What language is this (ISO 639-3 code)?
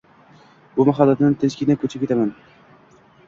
uzb